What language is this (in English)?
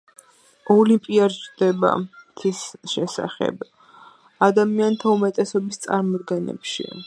Georgian